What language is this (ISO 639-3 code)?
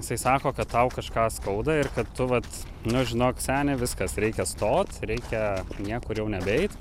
lit